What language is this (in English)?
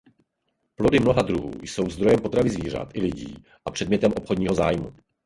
Czech